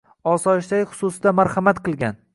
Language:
Uzbek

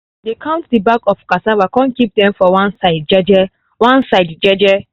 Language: Nigerian Pidgin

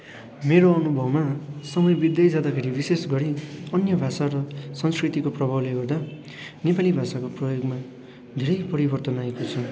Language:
Nepali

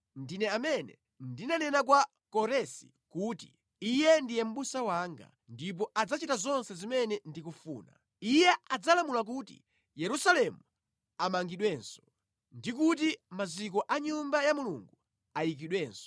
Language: Nyanja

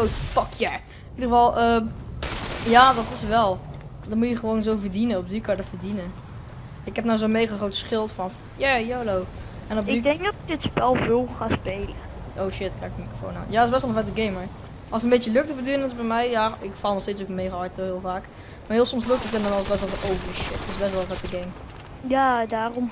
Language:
Dutch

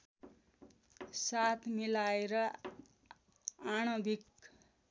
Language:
Nepali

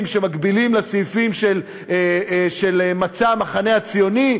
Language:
Hebrew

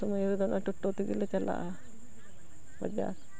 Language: Santali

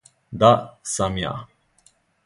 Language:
Serbian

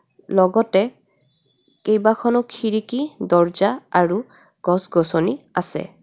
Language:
Assamese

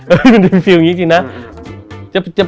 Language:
Thai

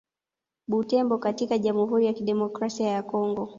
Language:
Swahili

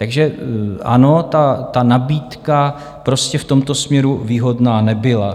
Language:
Czech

